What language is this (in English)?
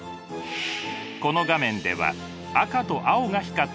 Japanese